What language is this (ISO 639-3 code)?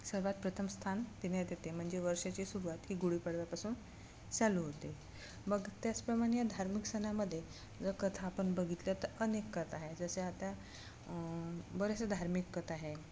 mar